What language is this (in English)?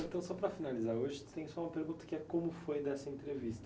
Portuguese